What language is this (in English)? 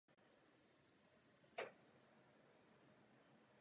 Czech